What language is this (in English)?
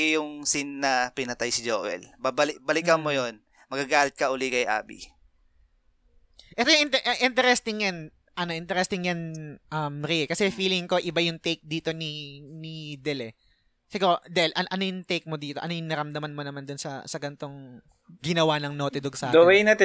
Filipino